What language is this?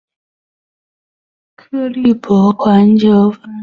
Chinese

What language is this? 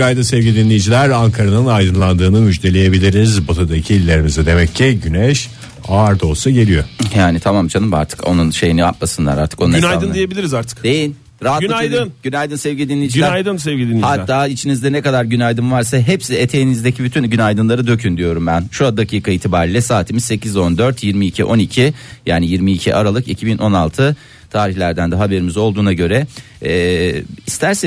Turkish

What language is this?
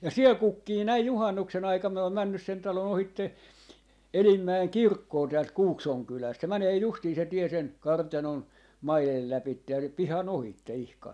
Finnish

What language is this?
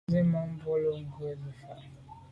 Medumba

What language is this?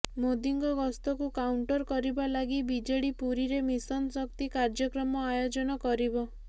Odia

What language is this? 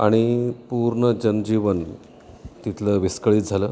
Marathi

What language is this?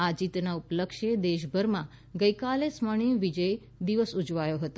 Gujarati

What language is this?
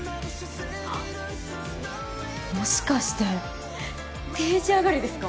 Japanese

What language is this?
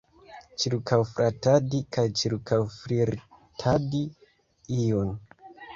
Esperanto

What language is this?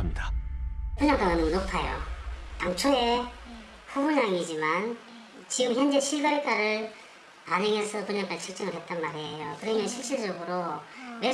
Korean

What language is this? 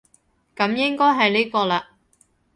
Cantonese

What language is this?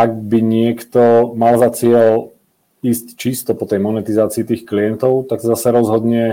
Czech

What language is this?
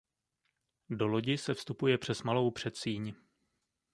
Czech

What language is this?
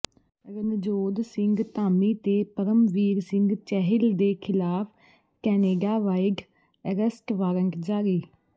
Punjabi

